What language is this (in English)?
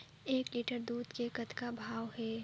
Chhattisgarhi